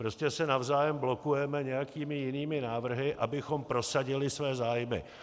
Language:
Czech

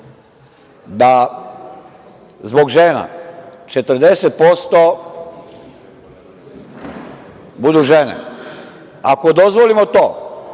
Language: Serbian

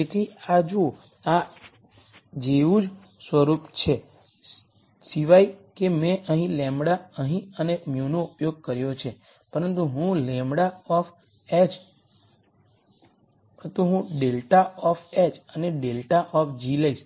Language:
Gujarati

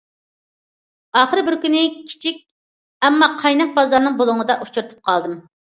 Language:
Uyghur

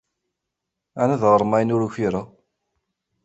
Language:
Kabyle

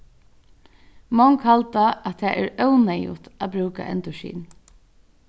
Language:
Faroese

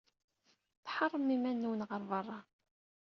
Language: Kabyle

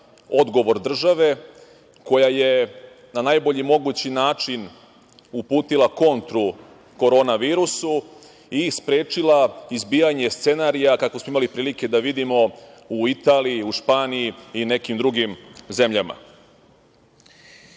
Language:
Serbian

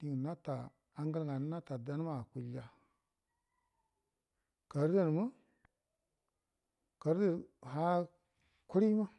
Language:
Buduma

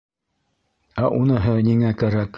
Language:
Bashkir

